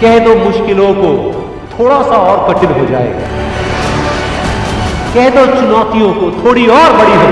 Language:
Hindi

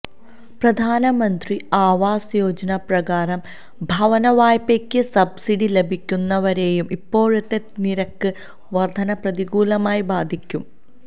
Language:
Malayalam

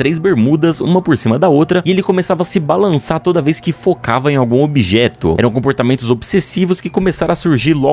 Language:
Portuguese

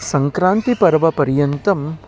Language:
Sanskrit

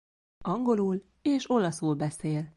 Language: Hungarian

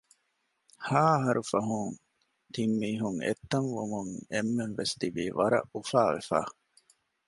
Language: Divehi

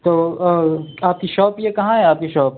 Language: Urdu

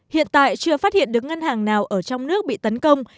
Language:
Vietnamese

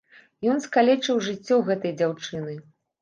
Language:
Belarusian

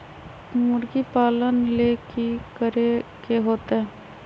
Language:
Magahi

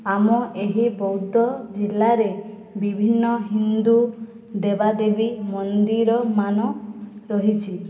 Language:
Odia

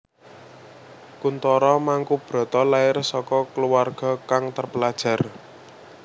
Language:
Javanese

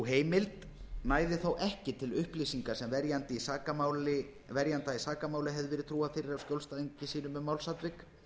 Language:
Icelandic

